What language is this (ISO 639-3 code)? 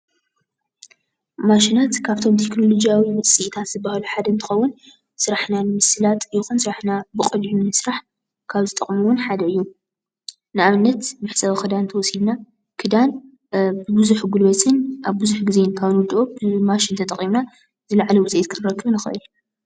tir